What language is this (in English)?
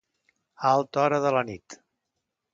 Catalan